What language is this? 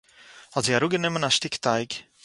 Yiddish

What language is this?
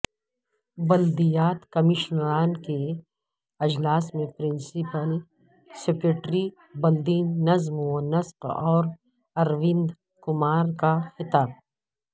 Urdu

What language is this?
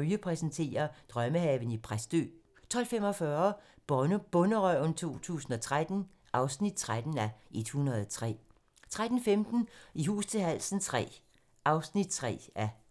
Danish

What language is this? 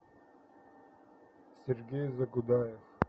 Russian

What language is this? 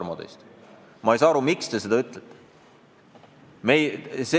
Estonian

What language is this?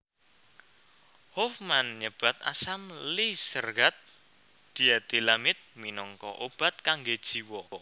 Javanese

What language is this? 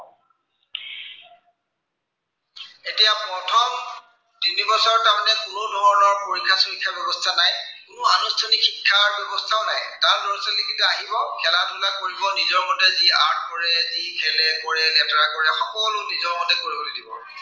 Assamese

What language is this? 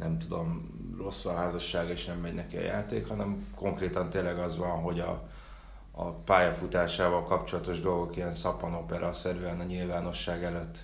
Hungarian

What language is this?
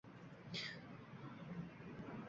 Uzbek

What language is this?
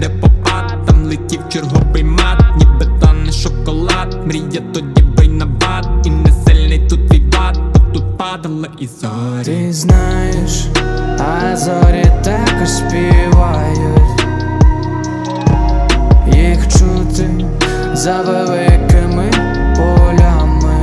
Ukrainian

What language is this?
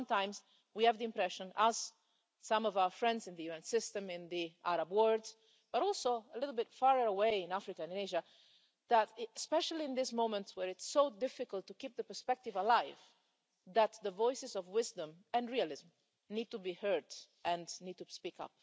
English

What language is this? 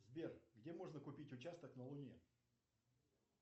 Russian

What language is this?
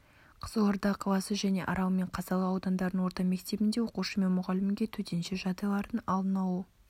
Kazakh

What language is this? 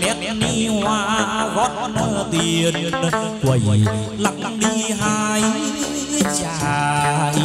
Vietnamese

